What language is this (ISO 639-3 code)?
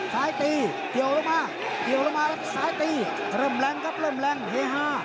tha